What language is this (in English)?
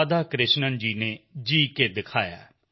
Punjabi